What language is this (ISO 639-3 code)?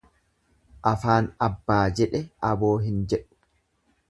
orm